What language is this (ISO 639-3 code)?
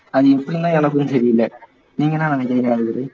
tam